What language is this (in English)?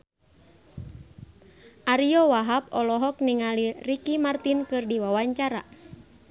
Sundanese